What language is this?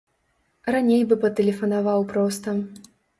Belarusian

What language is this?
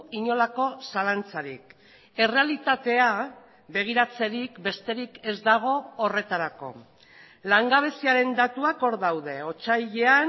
Basque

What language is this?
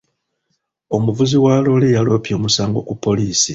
Ganda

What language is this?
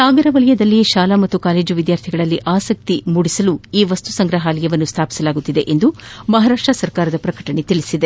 Kannada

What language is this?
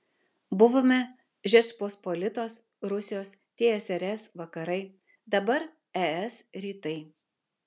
Lithuanian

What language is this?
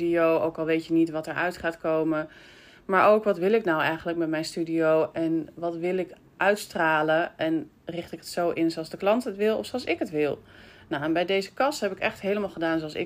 Dutch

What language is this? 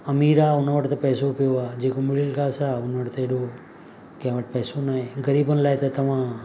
Sindhi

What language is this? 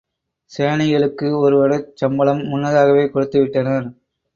Tamil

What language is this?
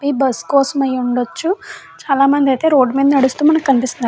Telugu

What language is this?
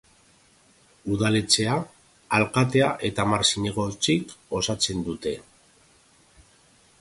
Basque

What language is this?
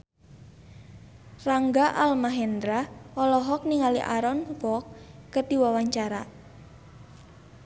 Sundanese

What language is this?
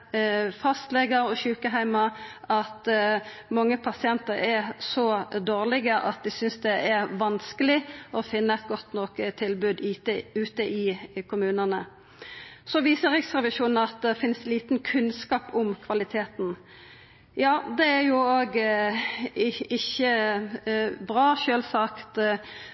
Norwegian Nynorsk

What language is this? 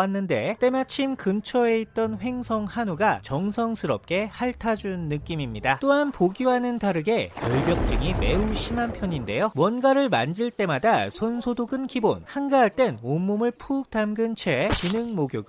Korean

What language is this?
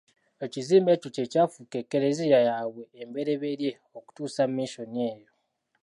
Ganda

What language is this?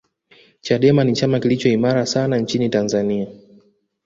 Swahili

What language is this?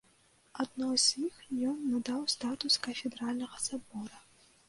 Belarusian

